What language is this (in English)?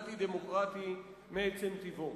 Hebrew